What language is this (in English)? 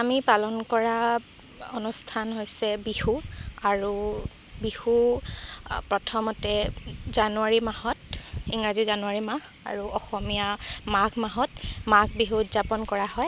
Assamese